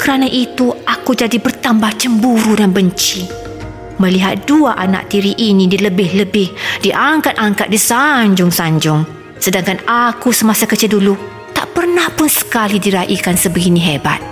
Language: Malay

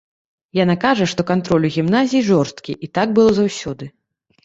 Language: Belarusian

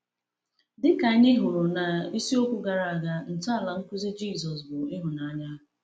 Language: Igbo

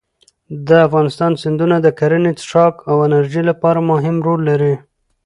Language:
Pashto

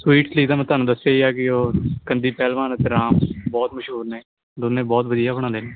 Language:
Punjabi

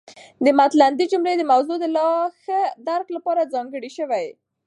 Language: Pashto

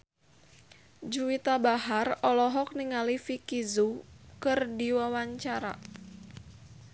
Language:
Sundanese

